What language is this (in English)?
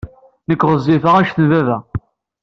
Kabyle